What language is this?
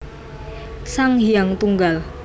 Javanese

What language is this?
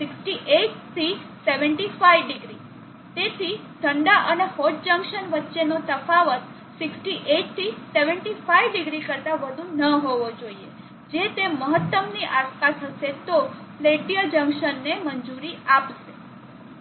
Gujarati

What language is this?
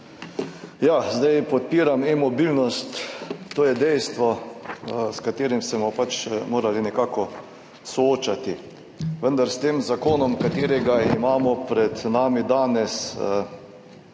Slovenian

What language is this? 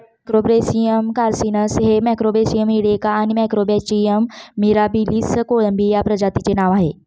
Marathi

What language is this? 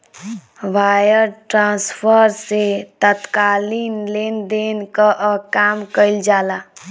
Bhojpuri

